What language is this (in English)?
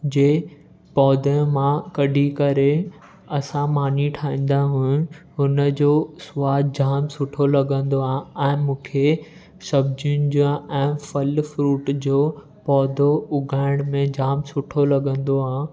Sindhi